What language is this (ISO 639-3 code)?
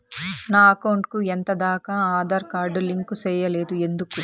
tel